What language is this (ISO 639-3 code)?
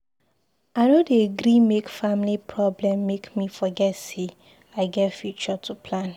pcm